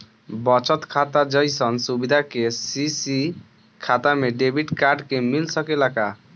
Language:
Bhojpuri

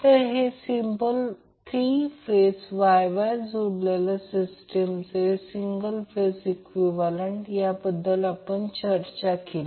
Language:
Marathi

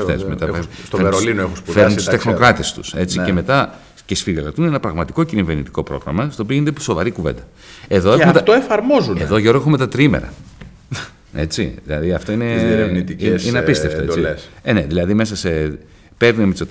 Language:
Greek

